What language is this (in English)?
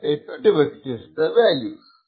Malayalam